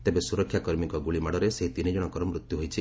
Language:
Odia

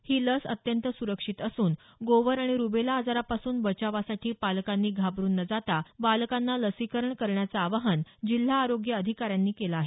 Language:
Marathi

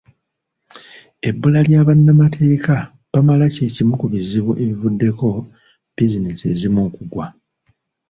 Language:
Ganda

